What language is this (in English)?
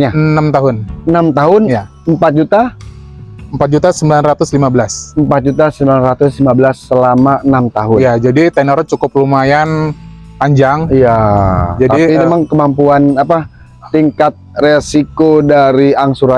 Indonesian